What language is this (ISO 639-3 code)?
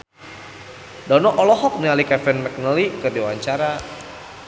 sun